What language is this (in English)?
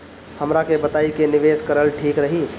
Bhojpuri